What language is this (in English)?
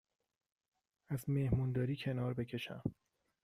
Persian